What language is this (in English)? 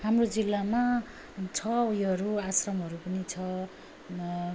Nepali